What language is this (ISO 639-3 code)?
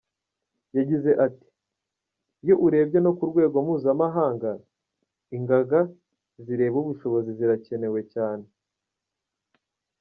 kin